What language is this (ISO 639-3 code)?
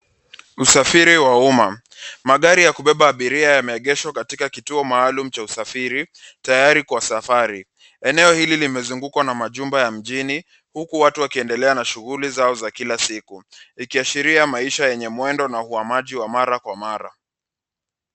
swa